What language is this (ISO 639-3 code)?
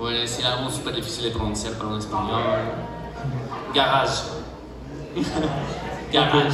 spa